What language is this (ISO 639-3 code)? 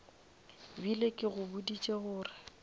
nso